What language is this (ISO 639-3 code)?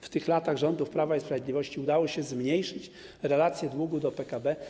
pol